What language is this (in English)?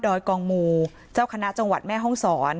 Thai